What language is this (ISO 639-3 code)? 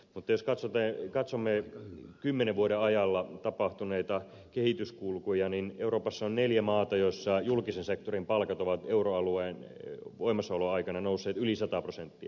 fin